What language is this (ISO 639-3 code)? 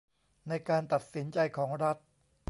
tha